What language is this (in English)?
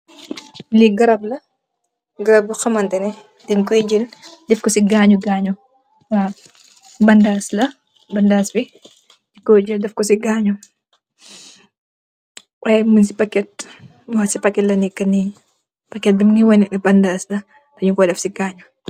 Wolof